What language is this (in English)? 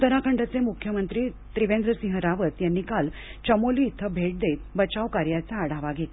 Marathi